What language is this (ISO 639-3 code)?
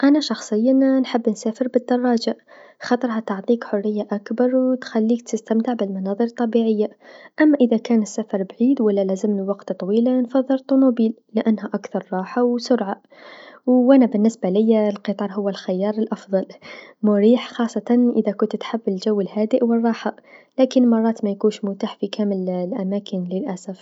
aeb